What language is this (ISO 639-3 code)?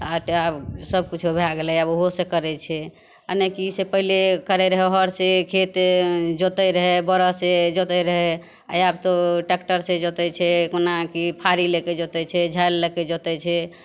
mai